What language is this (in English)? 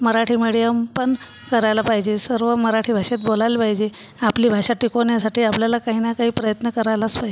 Marathi